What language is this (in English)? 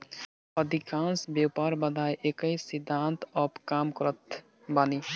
Bhojpuri